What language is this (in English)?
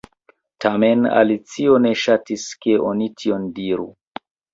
Esperanto